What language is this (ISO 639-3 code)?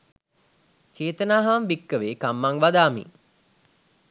sin